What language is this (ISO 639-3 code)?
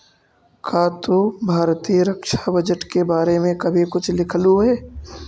mag